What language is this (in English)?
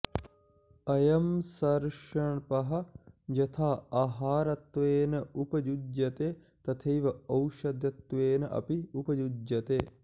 Sanskrit